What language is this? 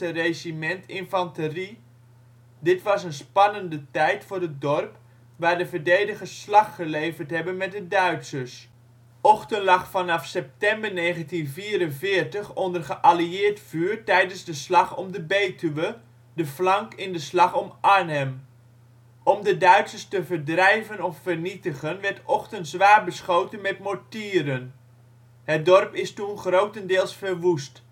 Dutch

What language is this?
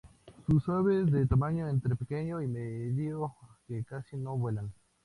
Spanish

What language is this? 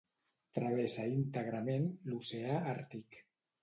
Catalan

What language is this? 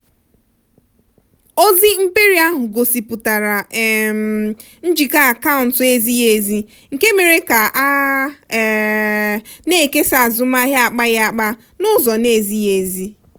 Igbo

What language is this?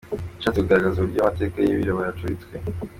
Kinyarwanda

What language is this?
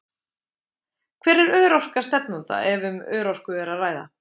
Icelandic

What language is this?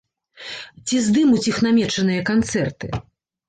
Belarusian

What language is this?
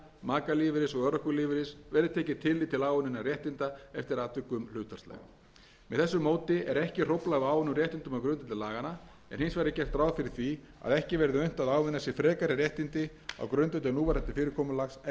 Icelandic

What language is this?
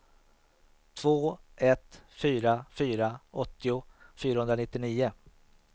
Swedish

